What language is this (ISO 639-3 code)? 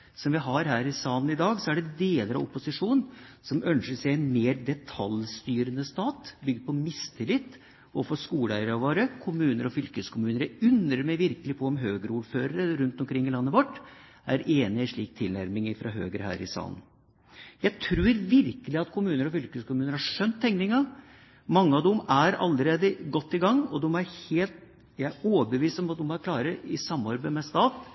nob